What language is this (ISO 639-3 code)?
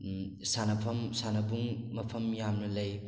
mni